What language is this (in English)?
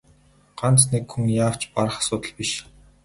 Mongolian